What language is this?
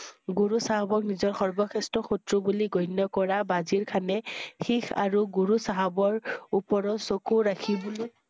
Assamese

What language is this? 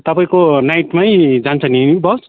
Nepali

